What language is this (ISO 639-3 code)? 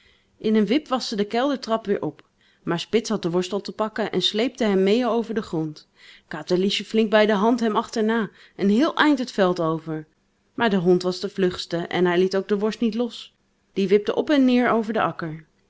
nld